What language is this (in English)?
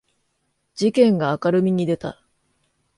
Japanese